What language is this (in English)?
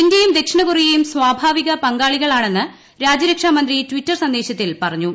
Malayalam